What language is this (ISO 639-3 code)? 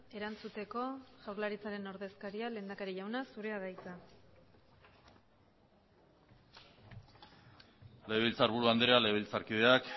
eus